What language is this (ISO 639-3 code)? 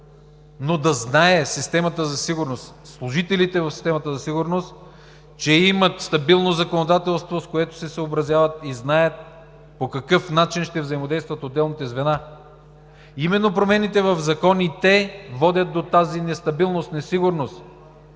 bul